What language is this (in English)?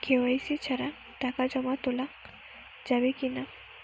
Bangla